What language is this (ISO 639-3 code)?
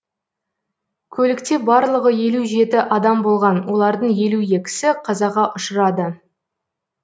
kaz